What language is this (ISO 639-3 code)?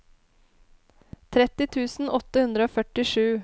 nor